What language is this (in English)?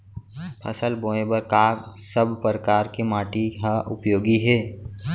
Chhattisgarhi